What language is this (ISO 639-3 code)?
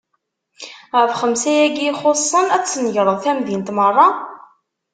kab